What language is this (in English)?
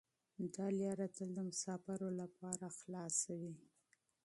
Pashto